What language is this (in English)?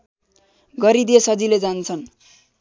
Nepali